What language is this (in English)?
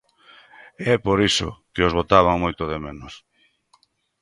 Galician